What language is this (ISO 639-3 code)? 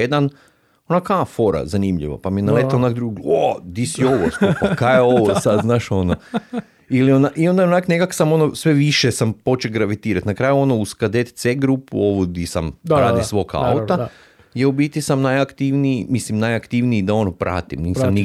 hrv